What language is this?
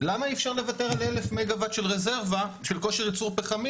Hebrew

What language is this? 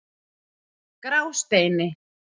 Icelandic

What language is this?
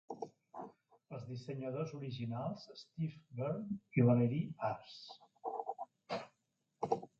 Catalan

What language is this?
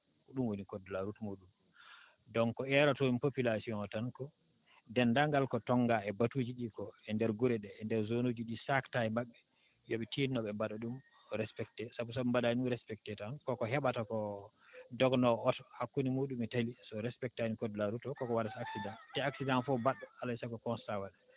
Fula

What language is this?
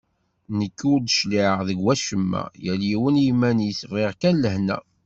Kabyle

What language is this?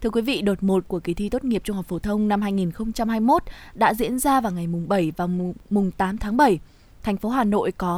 Vietnamese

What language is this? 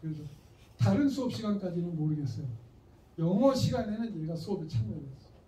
Korean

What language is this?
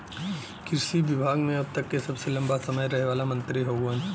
Bhojpuri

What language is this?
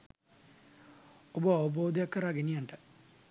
Sinhala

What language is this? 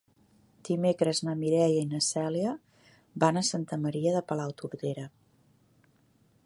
Catalan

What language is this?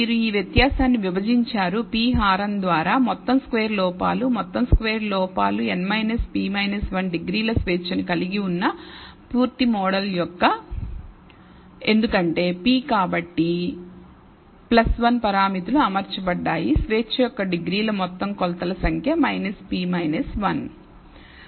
Telugu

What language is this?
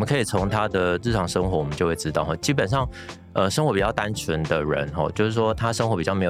Chinese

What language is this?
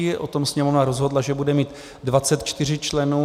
Czech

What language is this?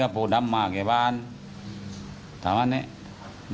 Thai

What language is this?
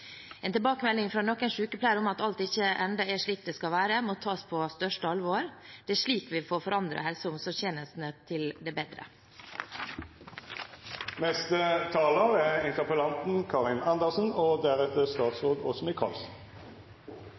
Norwegian Bokmål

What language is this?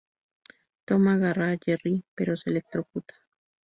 Spanish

